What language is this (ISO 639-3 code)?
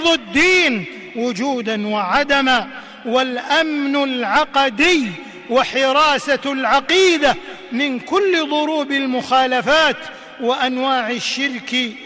ara